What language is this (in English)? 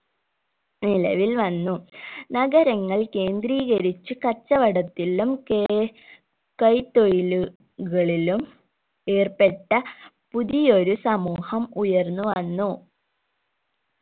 Malayalam